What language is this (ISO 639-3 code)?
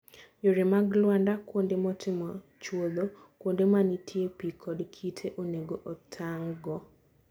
luo